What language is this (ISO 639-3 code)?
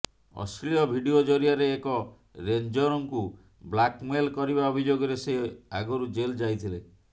ori